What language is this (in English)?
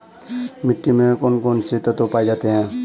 Hindi